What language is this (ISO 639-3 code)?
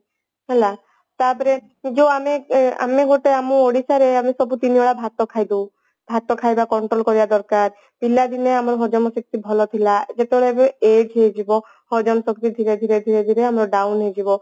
ori